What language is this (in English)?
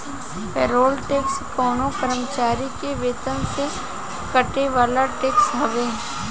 Bhojpuri